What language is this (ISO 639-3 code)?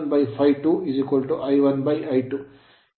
kan